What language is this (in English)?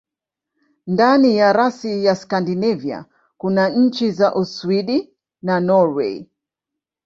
Swahili